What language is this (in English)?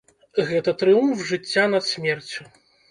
Belarusian